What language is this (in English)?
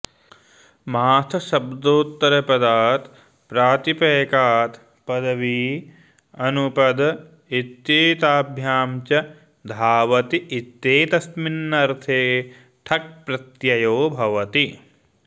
Sanskrit